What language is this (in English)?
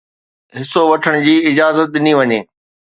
Sindhi